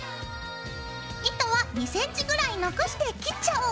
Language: Japanese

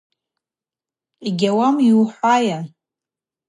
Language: Abaza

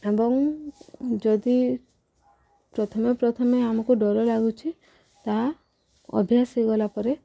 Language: Odia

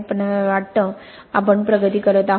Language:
Marathi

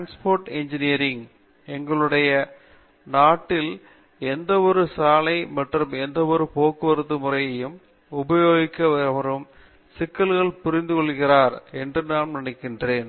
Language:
Tamil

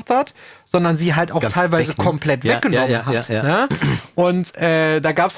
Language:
German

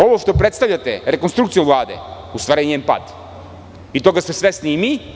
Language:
Serbian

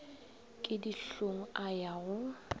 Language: Northern Sotho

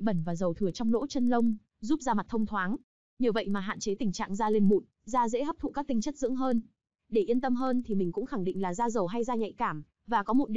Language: Vietnamese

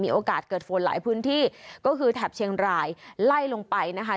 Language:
Thai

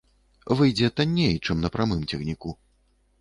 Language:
Belarusian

